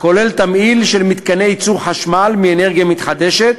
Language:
Hebrew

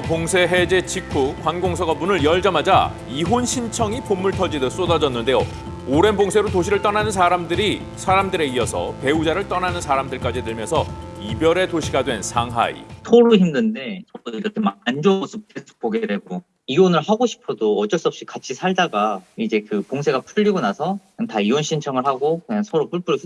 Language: Korean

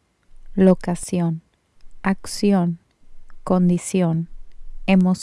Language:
Spanish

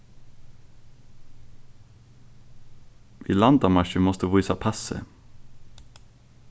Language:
Faroese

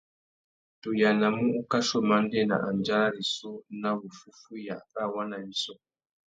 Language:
Tuki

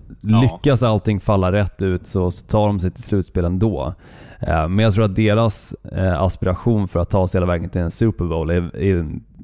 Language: Swedish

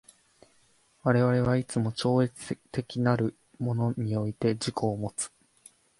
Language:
Japanese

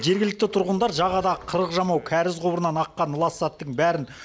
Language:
Kazakh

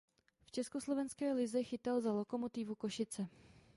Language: Czech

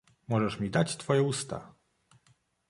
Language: Polish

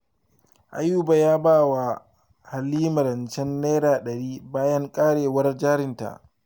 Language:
Hausa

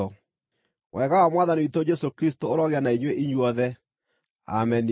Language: Kikuyu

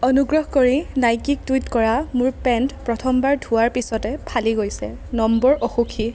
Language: Assamese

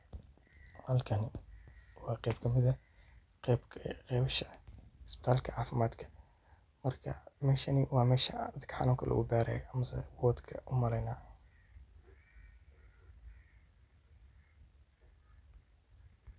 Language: Somali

